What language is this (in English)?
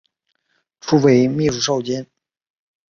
Chinese